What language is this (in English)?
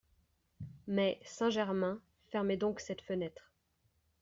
French